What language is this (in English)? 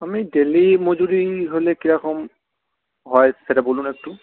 Bangla